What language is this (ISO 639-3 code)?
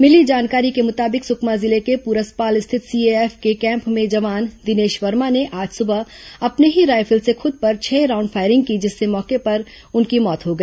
hin